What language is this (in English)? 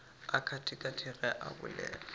Northern Sotho